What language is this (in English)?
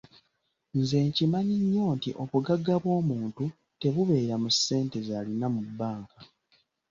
Ganda